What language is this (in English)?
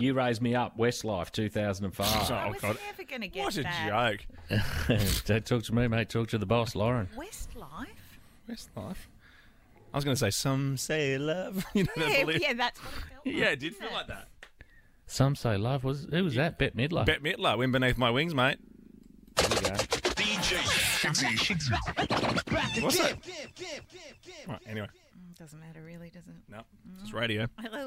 English